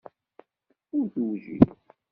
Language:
Kabyle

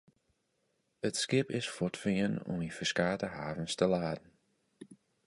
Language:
Western Frisian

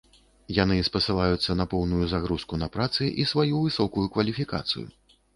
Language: Belarusian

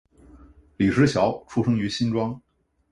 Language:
Chinese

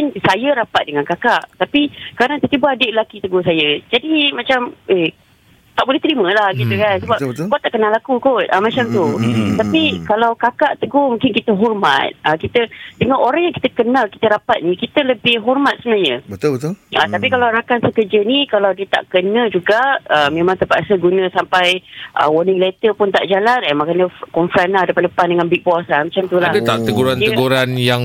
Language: Malay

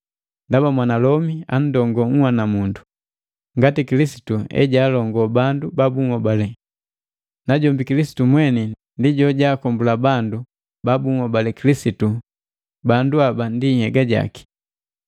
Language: Matengo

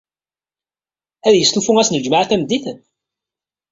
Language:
Kabyle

